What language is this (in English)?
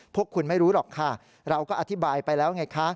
Thai